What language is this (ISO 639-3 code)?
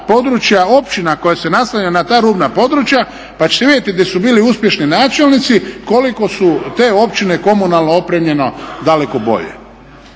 hrv